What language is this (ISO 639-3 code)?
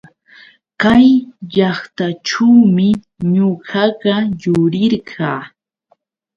qux